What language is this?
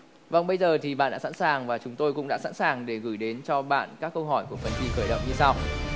Vietnamese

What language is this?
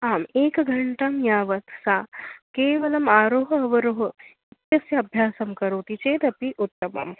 Sanskrit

